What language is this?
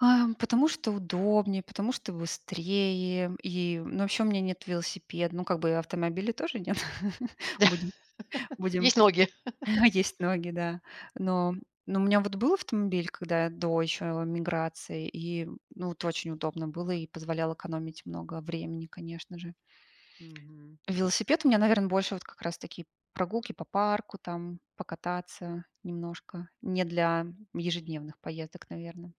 Russian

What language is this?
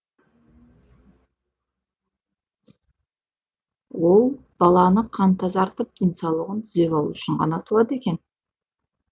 Kazakh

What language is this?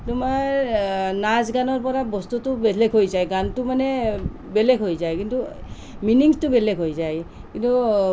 Assamese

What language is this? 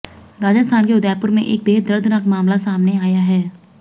Hindi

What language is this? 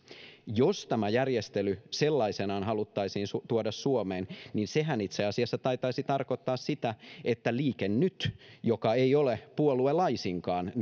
Finnish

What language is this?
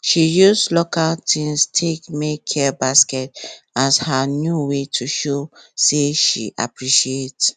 Nigerian Pidgin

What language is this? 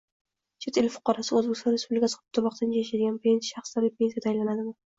Uzbek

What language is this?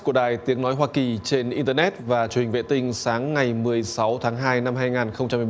Vietnamese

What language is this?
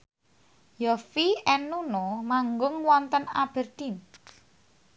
Javanese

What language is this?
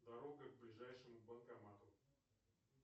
Russian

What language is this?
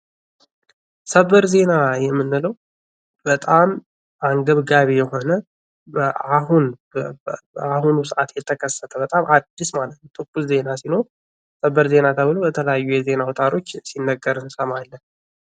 Amharic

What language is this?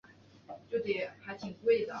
Chinese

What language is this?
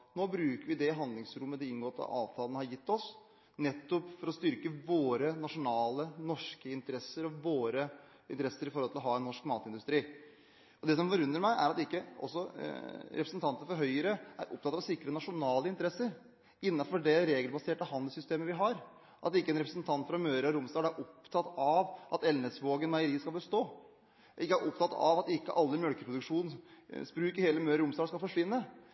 Norwegian Bokmål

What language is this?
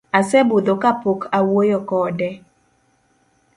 Luo (Kenya and Tanzania)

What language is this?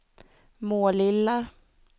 Swedish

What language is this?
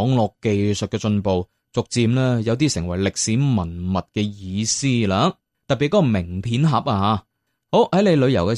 Chinese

